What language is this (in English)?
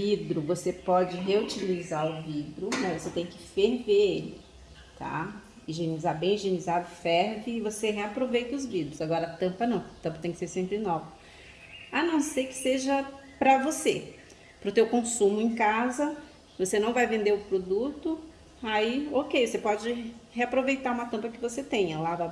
Portuguese